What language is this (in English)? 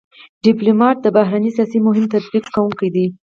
Pashto